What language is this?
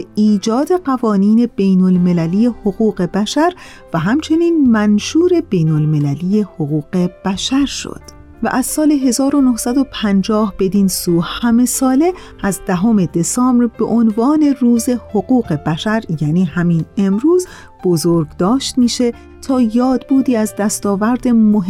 Persian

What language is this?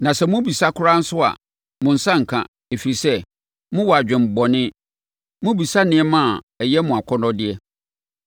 Akan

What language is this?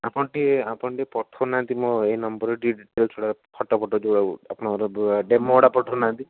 Odia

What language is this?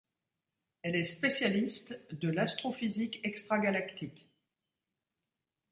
French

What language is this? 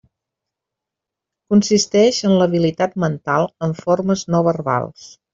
Catalan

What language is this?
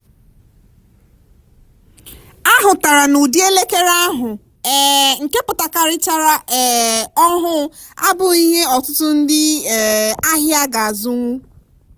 Igbo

